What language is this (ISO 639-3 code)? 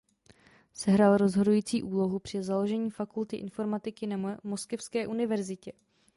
ces